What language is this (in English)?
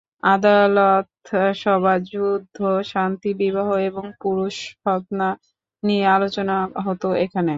Bangla